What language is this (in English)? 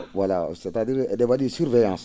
Fula